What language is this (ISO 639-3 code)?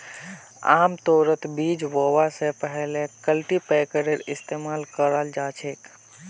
mag